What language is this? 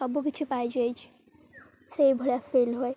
Odia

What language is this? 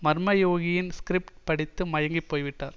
Tamil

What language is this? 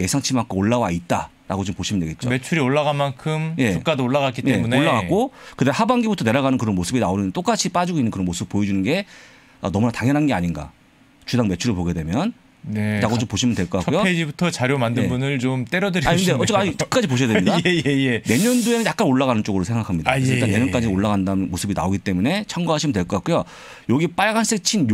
Korean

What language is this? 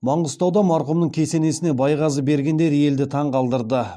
Kazakh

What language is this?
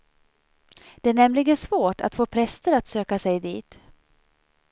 Swedish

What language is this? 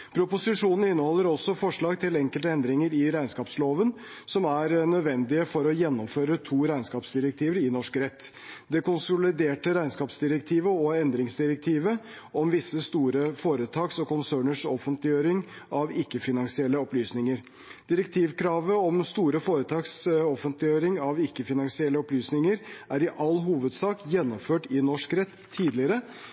Norwegian Bokmål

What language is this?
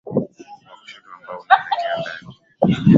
Swahili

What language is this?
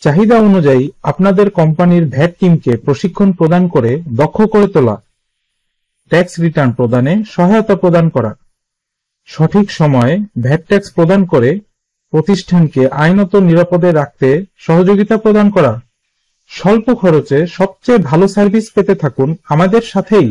Bangla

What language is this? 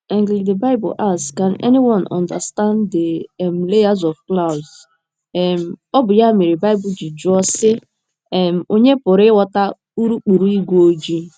Igbo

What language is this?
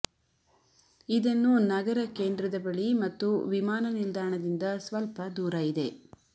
Kannada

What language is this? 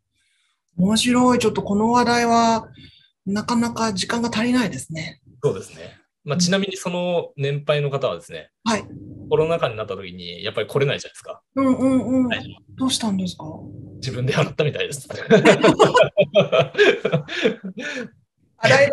Japanese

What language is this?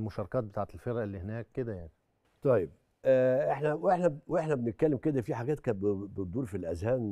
Arabic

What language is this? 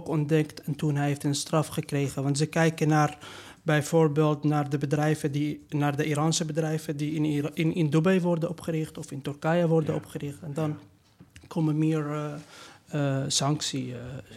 Dutch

